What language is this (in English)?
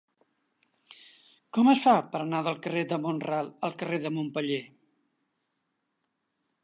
Catalan